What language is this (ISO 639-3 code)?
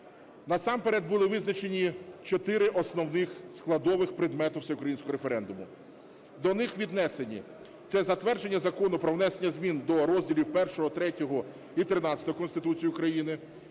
ukr